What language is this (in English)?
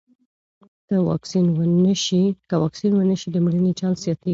Pashto